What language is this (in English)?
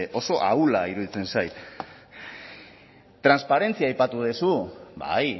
Basque